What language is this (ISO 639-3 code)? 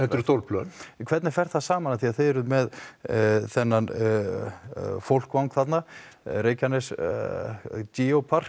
isl